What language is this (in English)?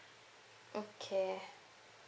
English